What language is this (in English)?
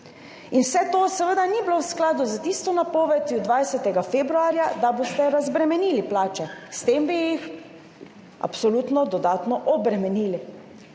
Slovenian